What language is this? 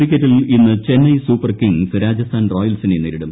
Malayalam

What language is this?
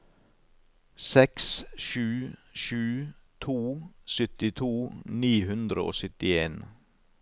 Norwegian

